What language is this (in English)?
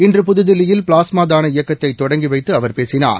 Tamil